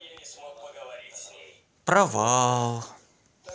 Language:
Russian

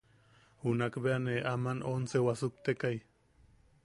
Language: Yaqui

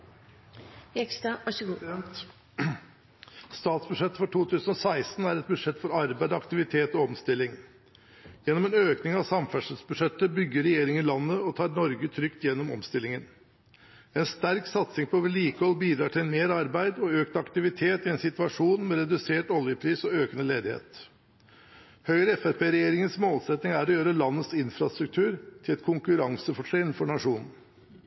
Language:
Norwegian Bokmål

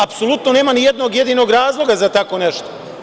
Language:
Serbian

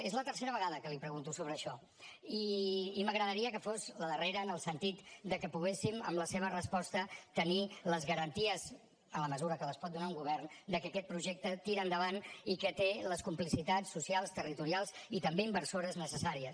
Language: Catalan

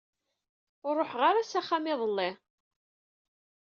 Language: Kabyle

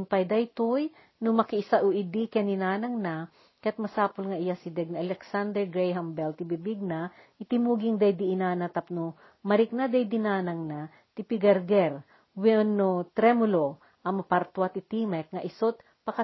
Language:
Filipino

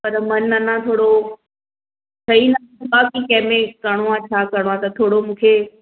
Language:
Sindhi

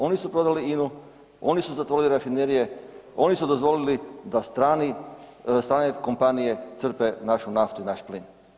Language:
Croatian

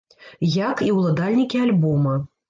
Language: Belarusian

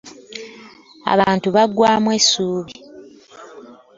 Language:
Ganda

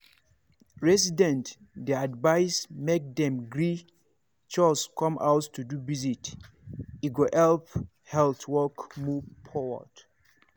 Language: Nigerian Pidgin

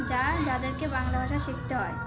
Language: Bangla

